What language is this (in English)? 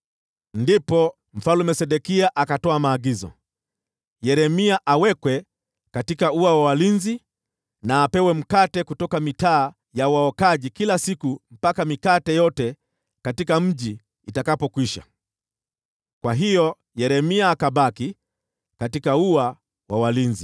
Swahili